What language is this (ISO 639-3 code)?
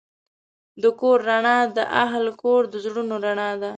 pus